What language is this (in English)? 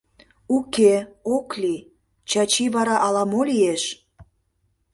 Mari